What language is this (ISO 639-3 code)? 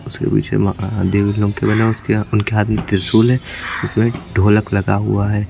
hin